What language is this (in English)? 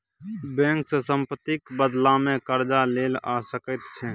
Maithili